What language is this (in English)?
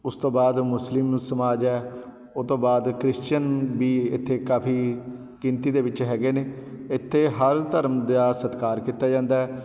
Punjabi